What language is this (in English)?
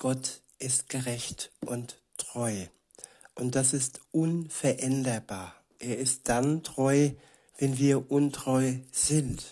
German